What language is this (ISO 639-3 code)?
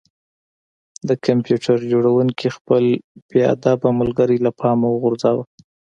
pus